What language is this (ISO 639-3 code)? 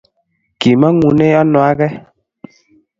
kln